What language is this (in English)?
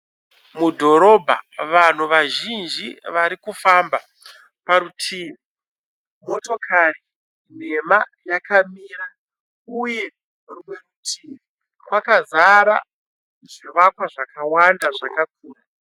Shona